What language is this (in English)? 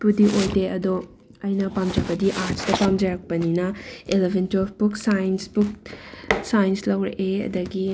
Manipuri